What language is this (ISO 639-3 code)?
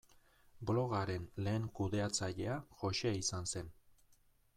eus